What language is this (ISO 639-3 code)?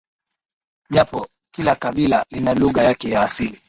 swa